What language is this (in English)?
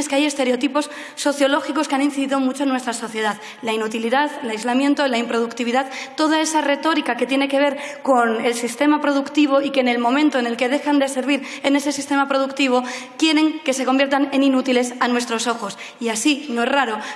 Spanish